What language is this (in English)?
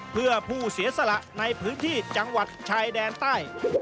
Thai